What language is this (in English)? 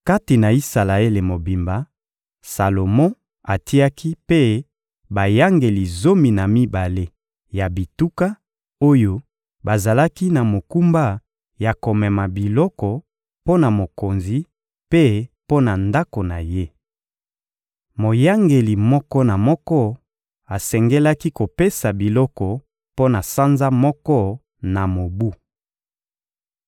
Lingala